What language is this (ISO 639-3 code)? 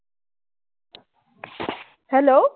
asm